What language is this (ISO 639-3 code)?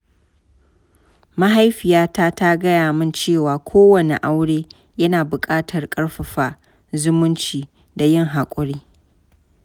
hau